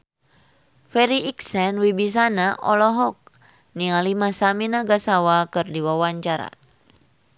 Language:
Sundanese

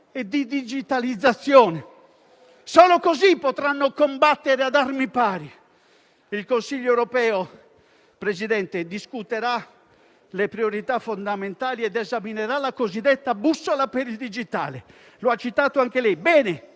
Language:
Italian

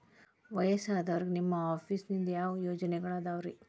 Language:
Kannada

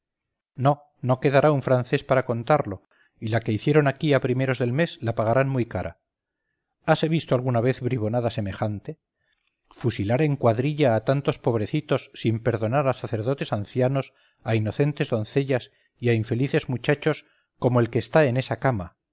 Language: Spanish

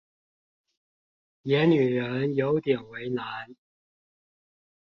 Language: Chinese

